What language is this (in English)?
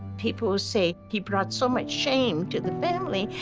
English